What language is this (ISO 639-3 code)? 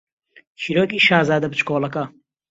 ckb